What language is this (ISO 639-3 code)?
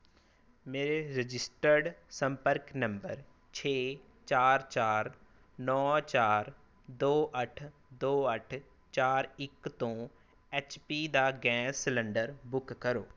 pan